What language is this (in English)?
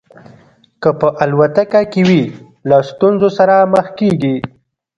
Pashto